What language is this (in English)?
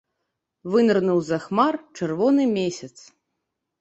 Belarusian